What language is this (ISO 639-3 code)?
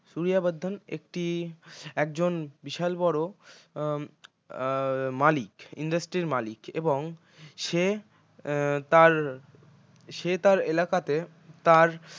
ben